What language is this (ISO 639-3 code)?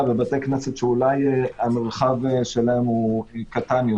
heb